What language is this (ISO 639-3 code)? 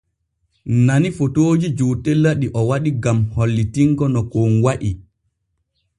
fue